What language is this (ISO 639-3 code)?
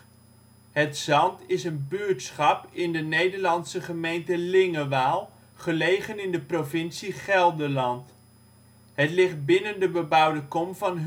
nld